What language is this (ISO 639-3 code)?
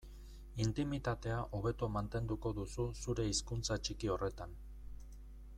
eus